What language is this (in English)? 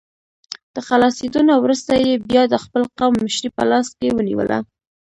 Pashto